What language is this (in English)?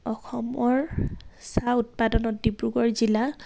Assamese